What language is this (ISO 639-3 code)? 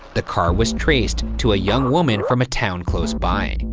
eng